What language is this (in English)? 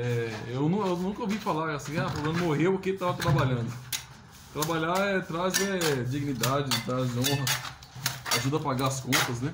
Portuguese